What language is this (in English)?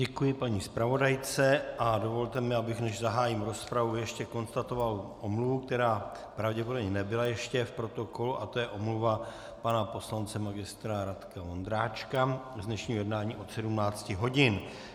Czech